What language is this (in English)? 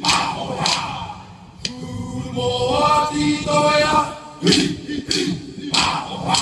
Korean